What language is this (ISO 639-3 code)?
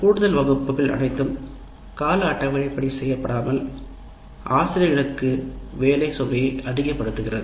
tam